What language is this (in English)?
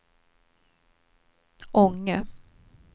Swedish